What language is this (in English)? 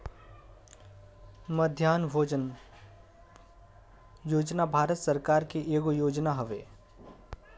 Bhojpuri